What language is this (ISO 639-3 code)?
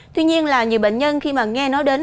vie